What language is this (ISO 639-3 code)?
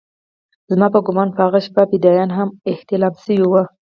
pus